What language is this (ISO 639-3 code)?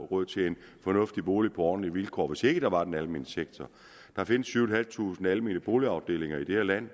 dan